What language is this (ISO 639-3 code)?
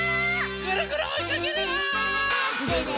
jpn